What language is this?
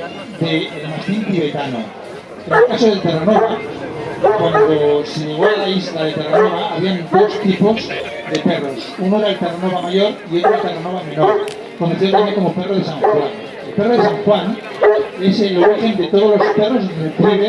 Spanish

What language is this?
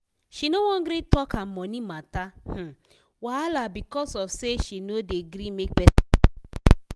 Nigerian Pidgin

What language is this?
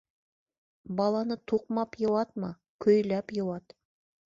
Bashkir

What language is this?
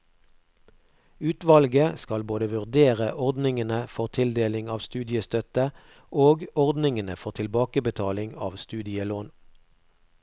Norwegian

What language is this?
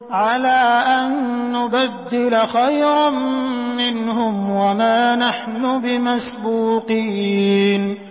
Arabic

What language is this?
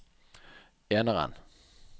Norwegian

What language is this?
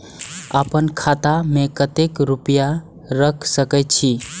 Maithili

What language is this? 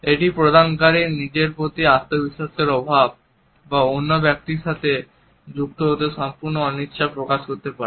Bangla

